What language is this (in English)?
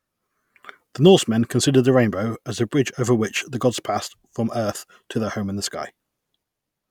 English